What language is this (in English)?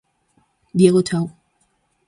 Galician